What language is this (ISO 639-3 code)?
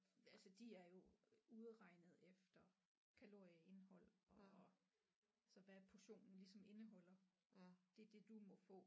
dan